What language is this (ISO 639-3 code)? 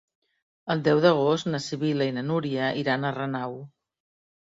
cat